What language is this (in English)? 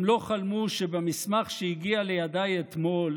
Hebrew